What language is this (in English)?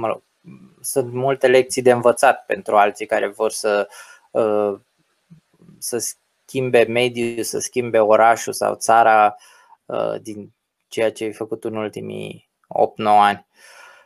Romanian